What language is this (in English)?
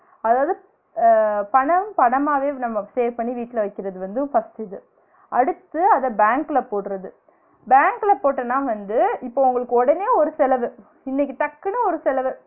Tamil